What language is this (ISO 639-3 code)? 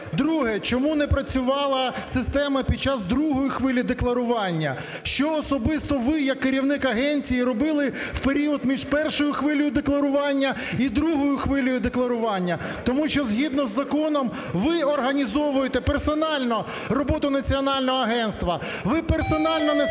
ukr